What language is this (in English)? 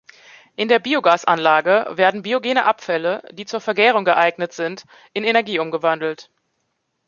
German